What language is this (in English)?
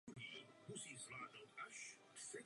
Czech